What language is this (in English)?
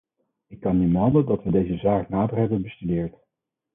Dutch